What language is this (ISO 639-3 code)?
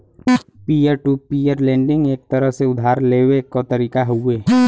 bho